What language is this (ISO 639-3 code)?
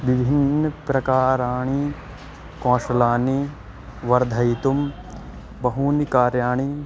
san